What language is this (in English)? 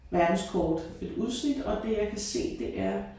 Danish